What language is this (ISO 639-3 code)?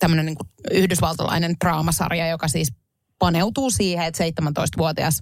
fin